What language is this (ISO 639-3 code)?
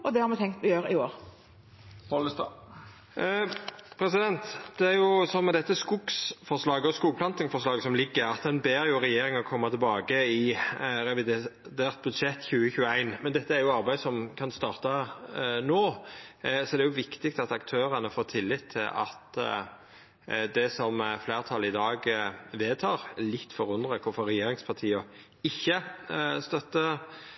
nor